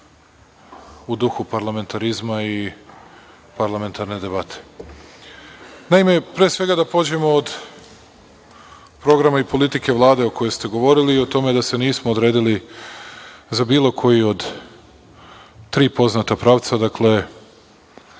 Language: Serbian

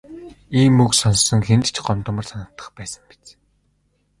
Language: Mongolian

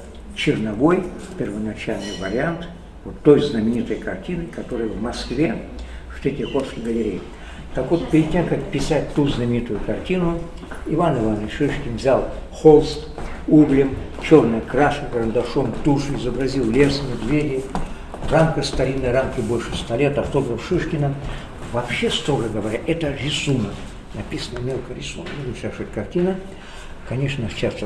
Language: Russian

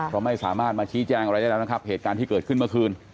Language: Thai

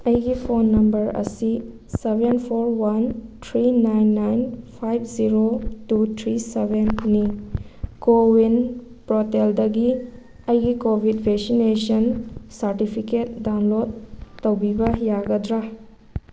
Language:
Manipuri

